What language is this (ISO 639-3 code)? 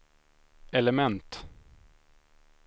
swe